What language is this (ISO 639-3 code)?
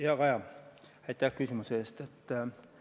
est